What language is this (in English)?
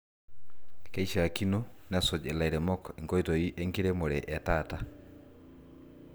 Masai